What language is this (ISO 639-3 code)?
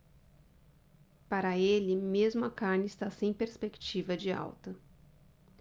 por